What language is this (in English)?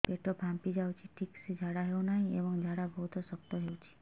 Odia